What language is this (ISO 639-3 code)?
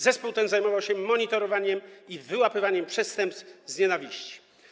pol